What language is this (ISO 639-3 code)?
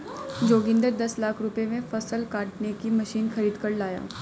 hin